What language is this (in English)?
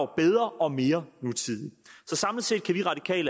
Danish